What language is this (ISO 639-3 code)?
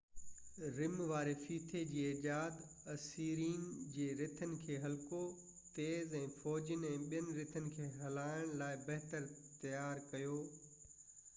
snd